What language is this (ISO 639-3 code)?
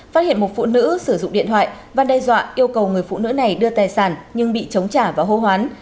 vie